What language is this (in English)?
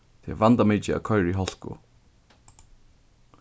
Faroese